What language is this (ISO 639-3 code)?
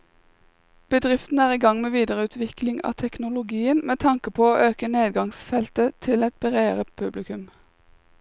nor